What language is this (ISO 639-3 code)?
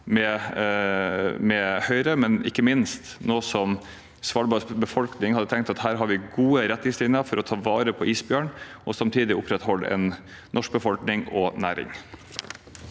nor